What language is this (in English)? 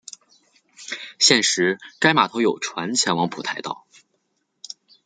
Chinese